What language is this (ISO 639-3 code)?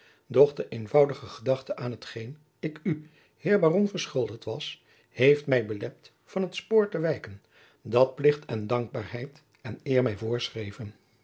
nld